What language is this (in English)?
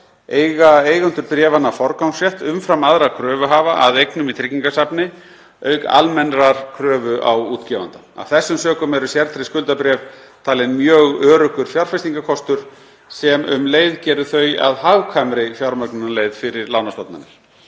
Icelandic